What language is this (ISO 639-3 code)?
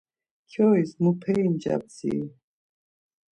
lzz